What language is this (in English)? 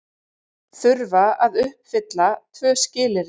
Icelandic